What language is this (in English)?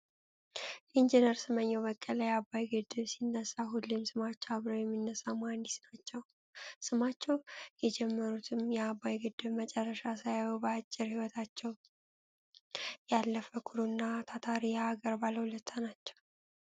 Amharic